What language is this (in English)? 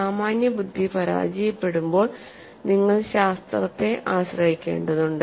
Malayalam